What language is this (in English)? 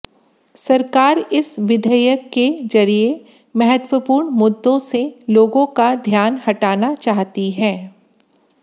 Hindi